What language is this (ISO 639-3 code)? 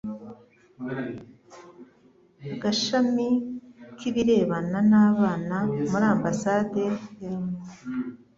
kin